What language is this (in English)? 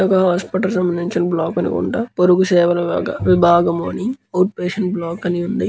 Telugu